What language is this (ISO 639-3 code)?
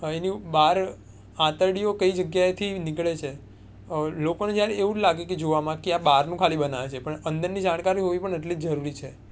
guj